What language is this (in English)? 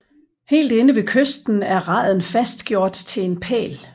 Danish